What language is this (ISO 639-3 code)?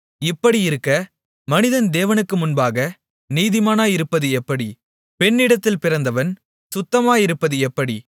tam